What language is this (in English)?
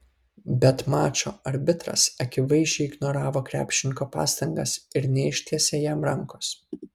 Lithuanian